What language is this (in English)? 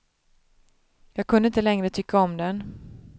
Swedish